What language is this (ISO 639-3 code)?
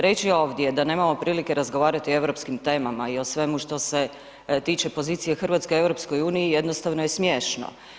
hrv